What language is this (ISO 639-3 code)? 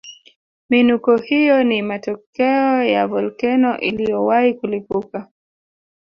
swa